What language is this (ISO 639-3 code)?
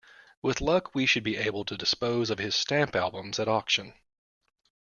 eng